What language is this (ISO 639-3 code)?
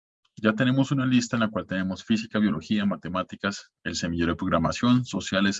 spa